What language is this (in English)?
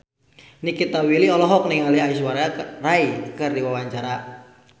Sundanese